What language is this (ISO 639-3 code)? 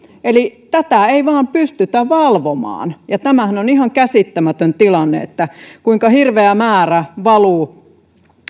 fin